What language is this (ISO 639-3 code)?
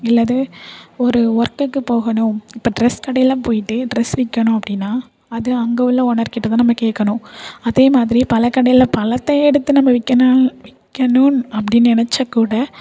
tam